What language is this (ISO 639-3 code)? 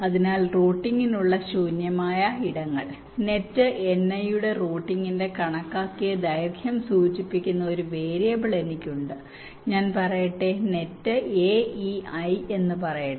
mal